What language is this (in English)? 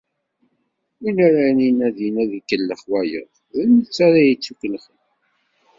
Kabyle